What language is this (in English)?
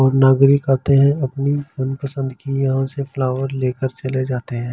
Hindi